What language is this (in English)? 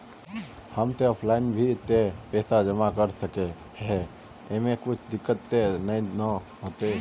Magahi